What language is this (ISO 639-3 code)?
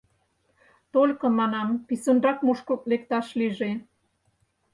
chm